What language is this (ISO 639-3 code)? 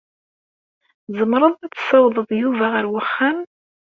kab